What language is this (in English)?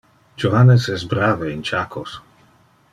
Interlingua